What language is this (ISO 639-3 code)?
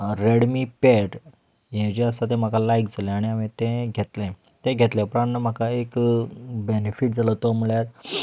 kok